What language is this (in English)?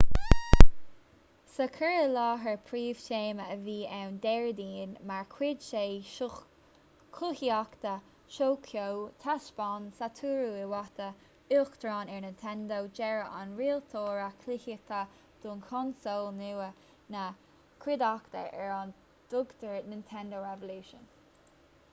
Irish